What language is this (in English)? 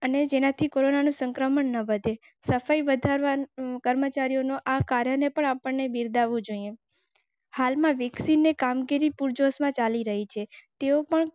Gujarati